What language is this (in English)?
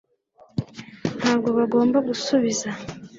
Kinyarwanda